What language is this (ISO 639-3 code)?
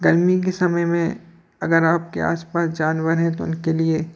hin